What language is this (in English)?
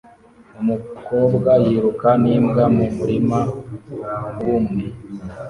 Kinyarwanda